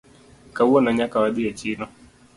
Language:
Luo (Kenya and Tanzania)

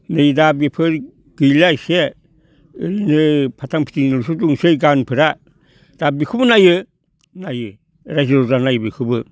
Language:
Bodo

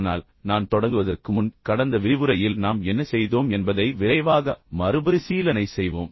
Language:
Tamil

